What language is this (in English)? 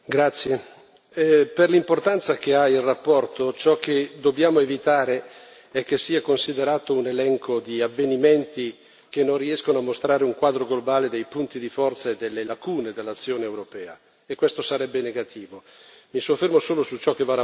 Italian